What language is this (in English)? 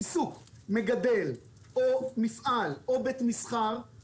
Hebrew